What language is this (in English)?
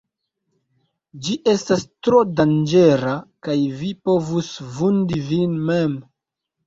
Esperanto